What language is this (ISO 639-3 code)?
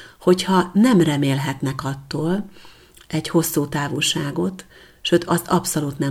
hun